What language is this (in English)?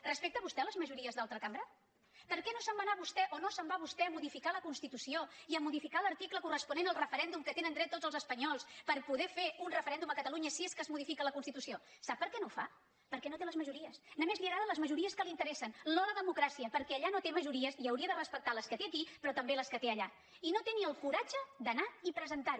Catalan